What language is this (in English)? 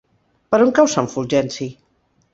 Catalan